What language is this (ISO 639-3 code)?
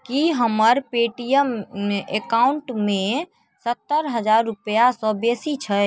mai